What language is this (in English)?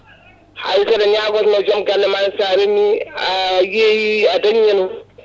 Fula